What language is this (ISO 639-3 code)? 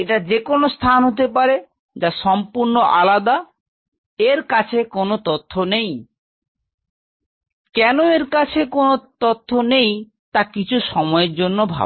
ben